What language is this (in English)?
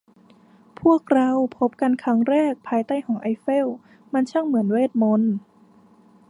Thai